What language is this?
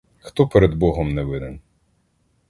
Ukrainian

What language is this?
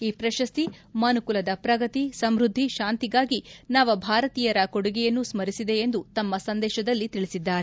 Kannada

